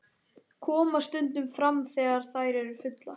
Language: Icelandic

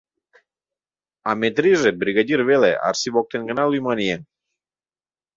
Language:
Mari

